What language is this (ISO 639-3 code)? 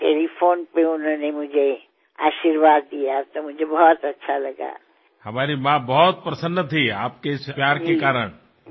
asm